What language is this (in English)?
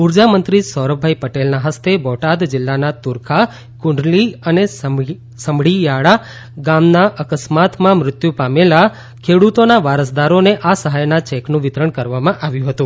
Gujarati